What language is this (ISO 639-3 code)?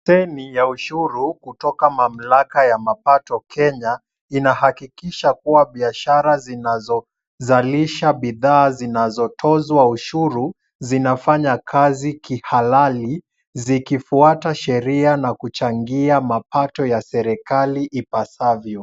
swa